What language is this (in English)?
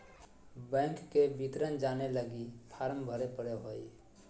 Magahi